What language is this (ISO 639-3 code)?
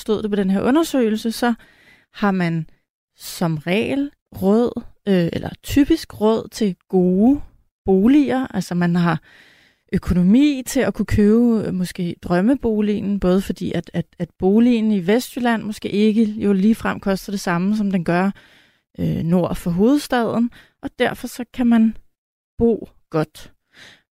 dan